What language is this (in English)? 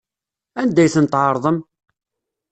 Kabyle